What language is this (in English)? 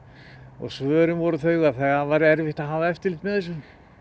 Icelandic